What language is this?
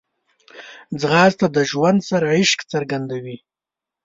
Pashto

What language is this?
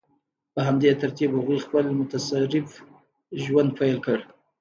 Pashto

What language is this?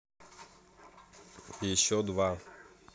Russian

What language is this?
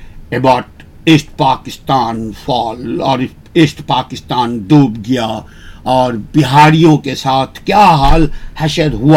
Urdu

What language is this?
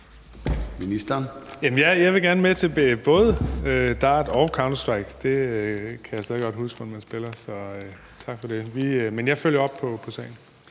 Danish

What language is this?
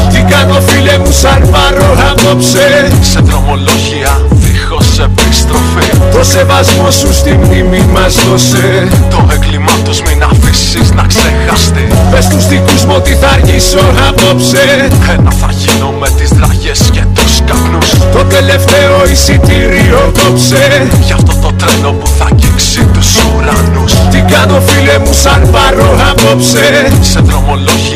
Greek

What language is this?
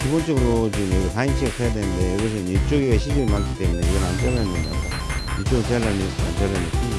Korean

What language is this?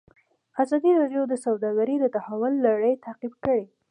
Pashto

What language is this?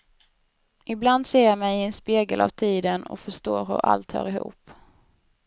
Swedish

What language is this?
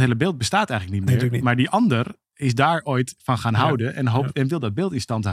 Dutch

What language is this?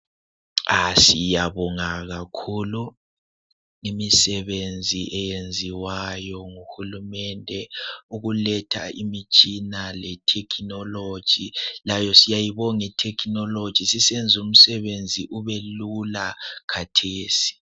North Ndebele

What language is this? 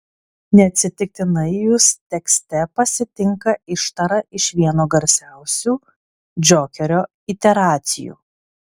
Lithuanian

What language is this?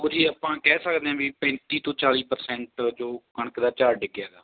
Punjabi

